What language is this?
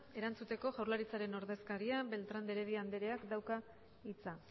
Basque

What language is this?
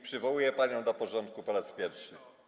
Polish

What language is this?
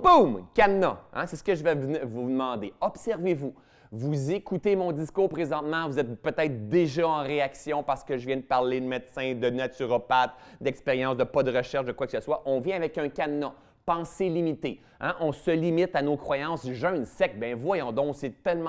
French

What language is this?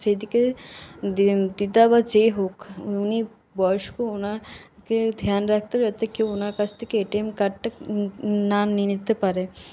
Bangla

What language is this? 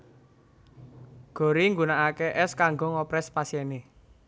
Javanese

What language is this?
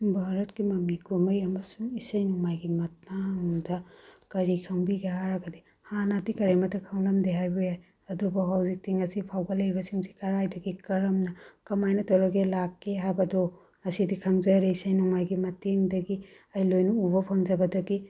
Manipuri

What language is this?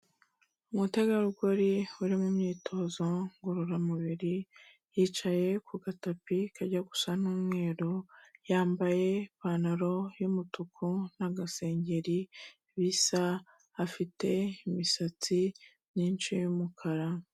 Kinyarwanda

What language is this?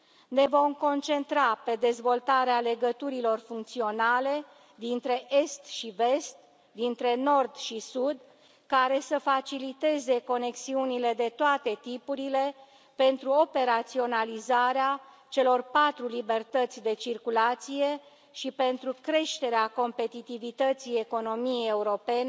Romanian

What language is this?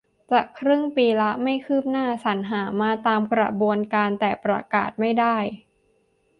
Thai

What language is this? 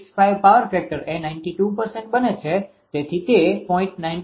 Gujarati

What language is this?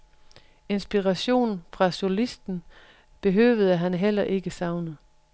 Danish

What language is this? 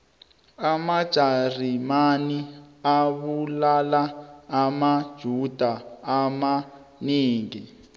South Ndebele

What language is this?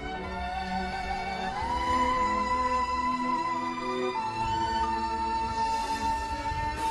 Vietnamese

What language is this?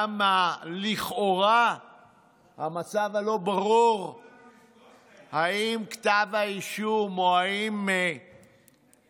Hebrew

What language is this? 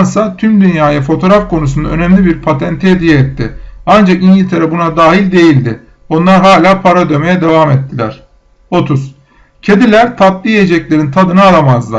Turkish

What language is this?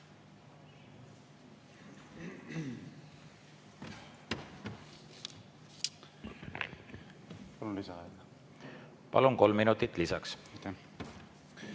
Estonian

